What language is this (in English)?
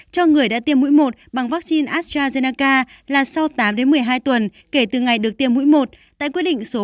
Vietnamese